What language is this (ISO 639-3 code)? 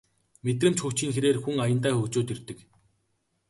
mon